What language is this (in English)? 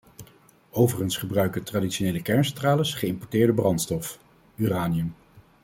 Dutch